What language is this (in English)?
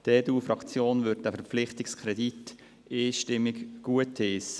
Swiss German